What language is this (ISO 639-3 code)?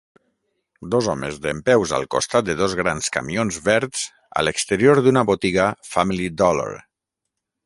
cat